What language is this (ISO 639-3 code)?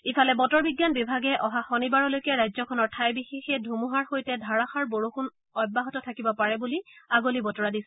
asm